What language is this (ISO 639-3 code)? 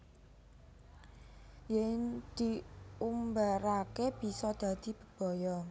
jav